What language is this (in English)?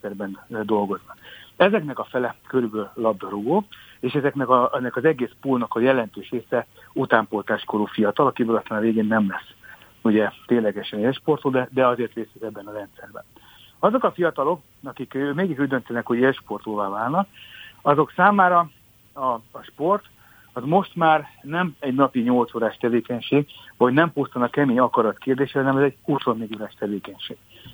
Hungarian